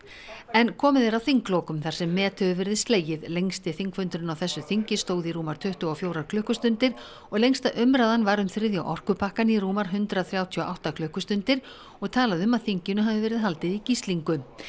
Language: Icelandic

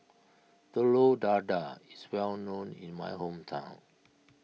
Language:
English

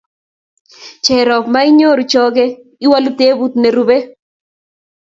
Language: Kalenjin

